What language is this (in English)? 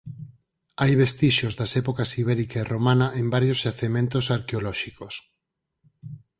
Galician